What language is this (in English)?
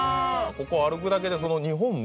Japanese